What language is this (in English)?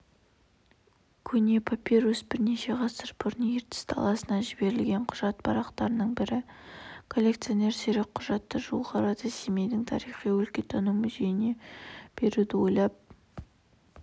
Kazakh